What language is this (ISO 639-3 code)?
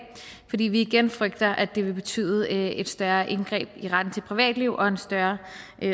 dan